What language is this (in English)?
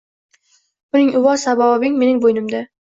Uzbek